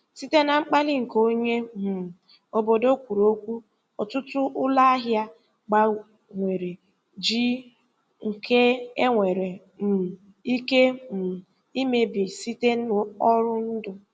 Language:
Igbo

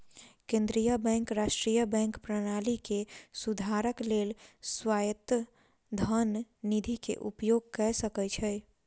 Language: Maithili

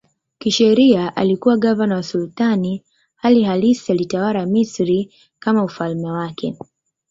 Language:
Swahili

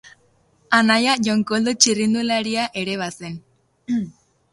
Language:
Basque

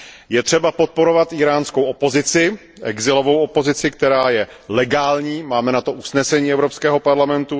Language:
Czech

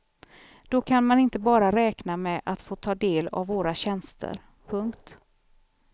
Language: Swedish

